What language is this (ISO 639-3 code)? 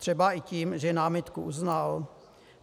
ces